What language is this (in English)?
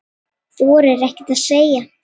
Icelandic